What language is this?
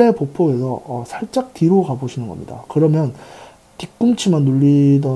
Korean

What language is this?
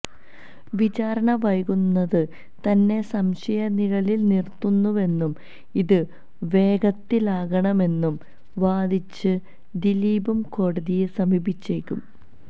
Malayalam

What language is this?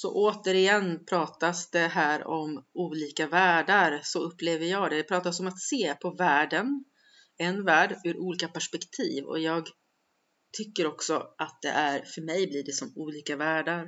Swedish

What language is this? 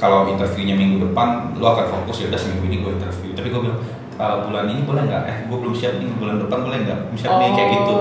Indonesian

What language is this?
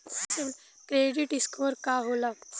Bhojpuri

